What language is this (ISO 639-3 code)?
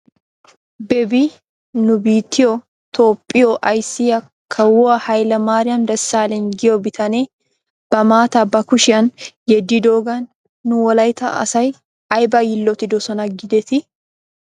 wal